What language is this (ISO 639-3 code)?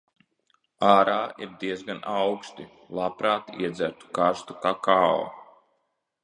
lav